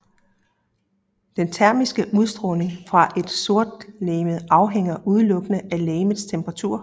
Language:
Danish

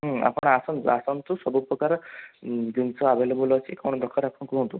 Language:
Odia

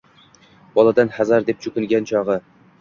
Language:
Uzbek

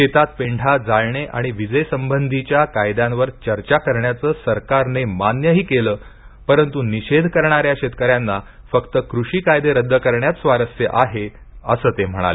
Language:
Marathi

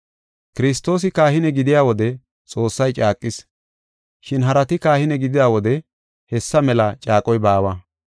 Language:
Gofa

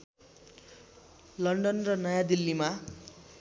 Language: Nepali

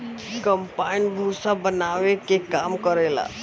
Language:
Bhojpuri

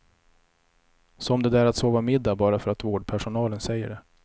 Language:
Swedish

